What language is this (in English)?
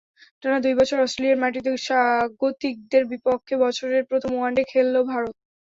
Bangla